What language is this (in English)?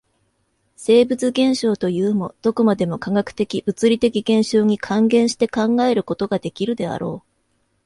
Japanese